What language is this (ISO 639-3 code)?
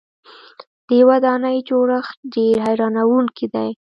pus